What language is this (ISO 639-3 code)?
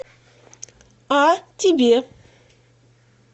rus